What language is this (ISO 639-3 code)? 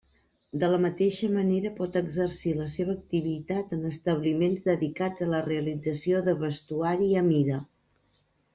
cat